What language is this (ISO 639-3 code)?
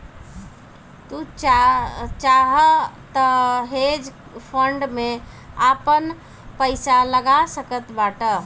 bho